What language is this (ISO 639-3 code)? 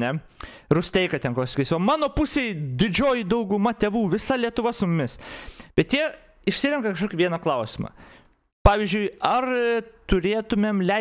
lit